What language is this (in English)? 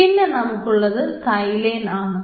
Malayalam